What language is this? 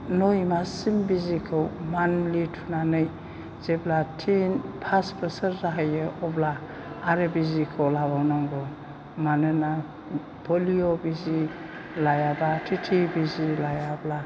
Bodo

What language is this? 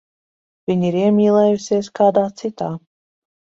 Latvian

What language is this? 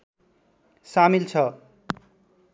Nepali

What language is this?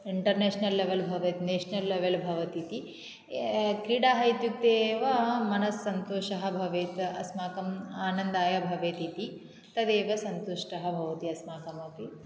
Sanskrit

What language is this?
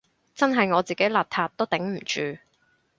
Cantonese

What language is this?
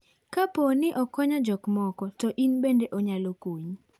Luo (Kenya and Tanzania)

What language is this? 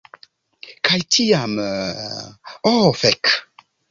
Esperanto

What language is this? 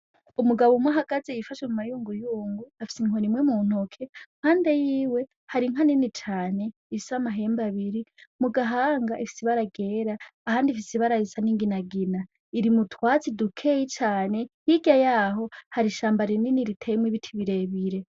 Rundi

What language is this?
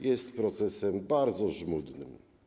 Polish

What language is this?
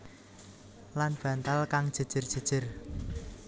Javanese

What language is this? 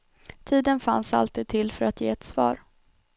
Swedish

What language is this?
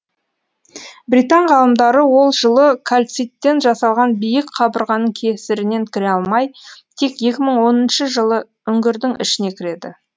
Kazakh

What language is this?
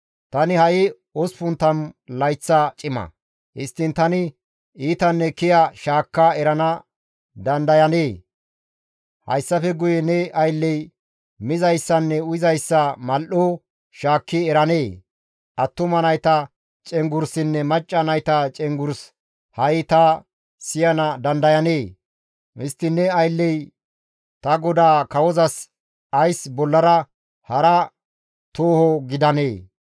Gamo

